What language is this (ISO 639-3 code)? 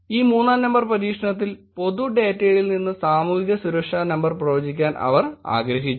mal